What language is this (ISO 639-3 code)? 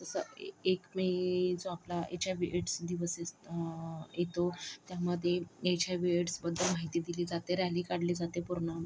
mar